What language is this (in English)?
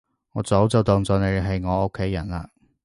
Cantonese